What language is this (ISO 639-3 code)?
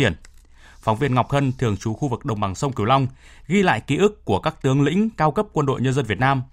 vie